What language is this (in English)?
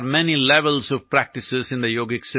Malayalam